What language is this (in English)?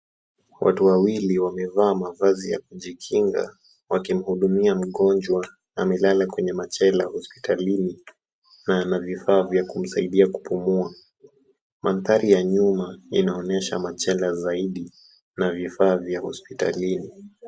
Swahili